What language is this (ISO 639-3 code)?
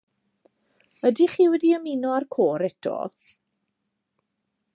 cym